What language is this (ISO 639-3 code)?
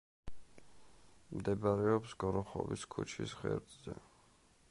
kat